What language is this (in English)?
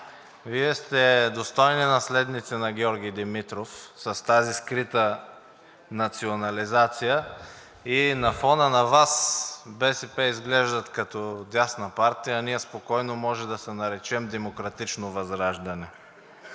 Bulgarian